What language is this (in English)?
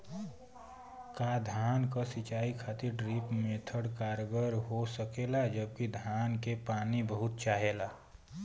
Bhojpuri